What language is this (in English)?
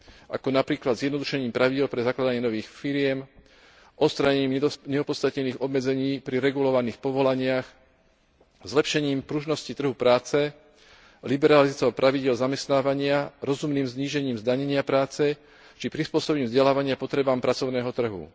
Slovak